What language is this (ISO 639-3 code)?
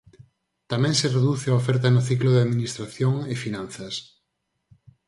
glg